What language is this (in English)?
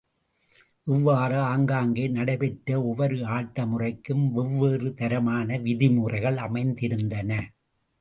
Tamil